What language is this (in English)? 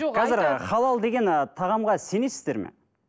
Kazakh